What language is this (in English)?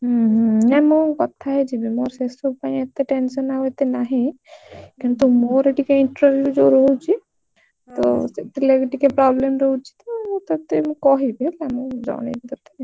Odia